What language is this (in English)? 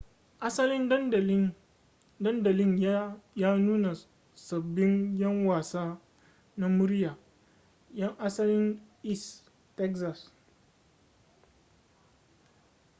Hausa